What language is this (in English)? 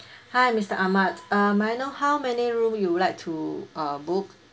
English